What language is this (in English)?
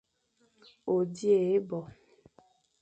Fang